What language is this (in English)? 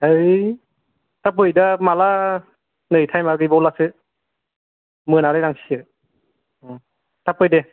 Bodo